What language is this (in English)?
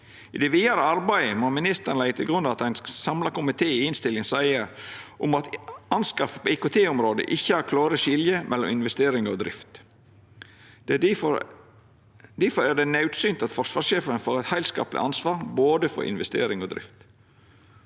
Norwegian